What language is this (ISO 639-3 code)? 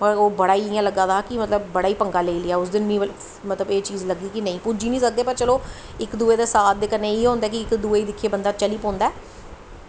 doi